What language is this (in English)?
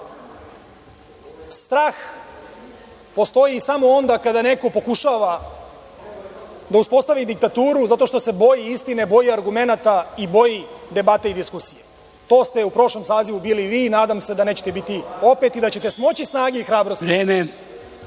Serbian